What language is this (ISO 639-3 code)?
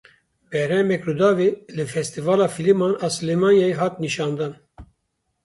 kur